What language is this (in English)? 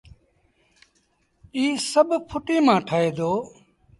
Sindhi Bhil